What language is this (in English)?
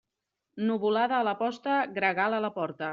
Catalan